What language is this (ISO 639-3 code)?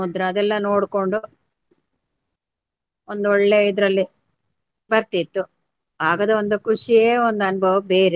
kan